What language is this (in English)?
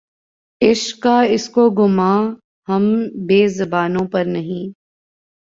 Urdu